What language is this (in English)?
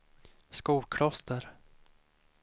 Swedish